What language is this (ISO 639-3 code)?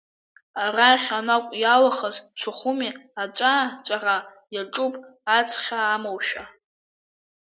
abk